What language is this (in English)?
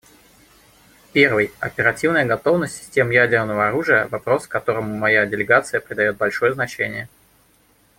Russian